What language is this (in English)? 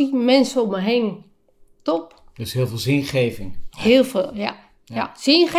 Dutch